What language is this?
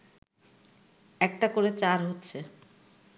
Bangla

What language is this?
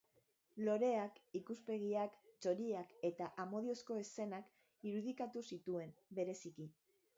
Basque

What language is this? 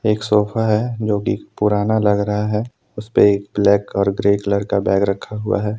Hindi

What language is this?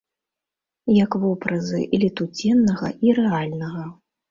Belarusian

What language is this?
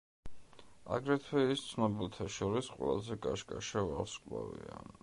Georgian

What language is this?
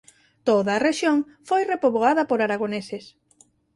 Galician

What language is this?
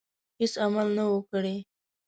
Pashto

